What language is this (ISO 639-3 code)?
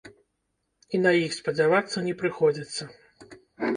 bel